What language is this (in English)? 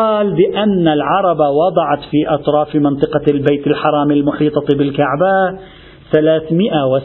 Arabic